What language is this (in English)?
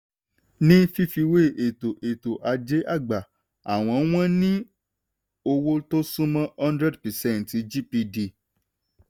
Yoruba